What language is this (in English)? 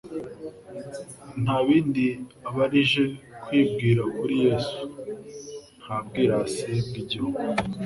Kinyarwanda